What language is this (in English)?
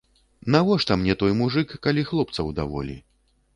Belarusian